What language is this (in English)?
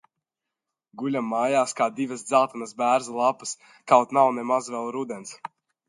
Latvian